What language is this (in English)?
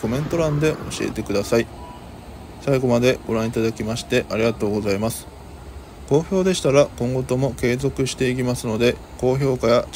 Japanese